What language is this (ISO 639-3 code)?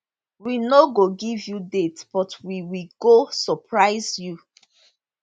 pcm